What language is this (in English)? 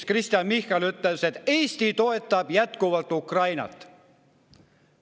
Estonian